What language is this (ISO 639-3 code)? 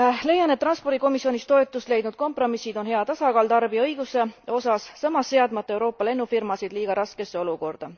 est